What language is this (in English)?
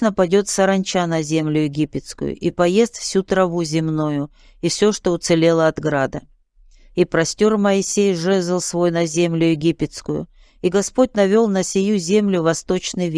Russian